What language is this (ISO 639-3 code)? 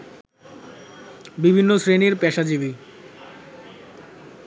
ben